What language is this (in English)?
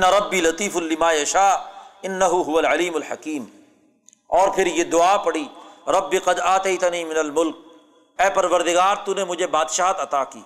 Urdu